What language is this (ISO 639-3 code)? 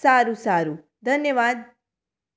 guj